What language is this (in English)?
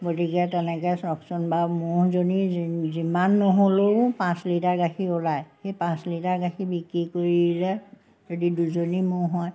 Assamese